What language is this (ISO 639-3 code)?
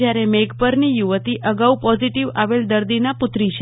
guj